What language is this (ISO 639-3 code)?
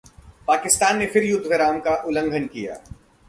hin